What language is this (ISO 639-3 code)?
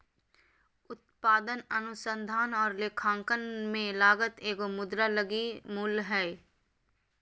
mag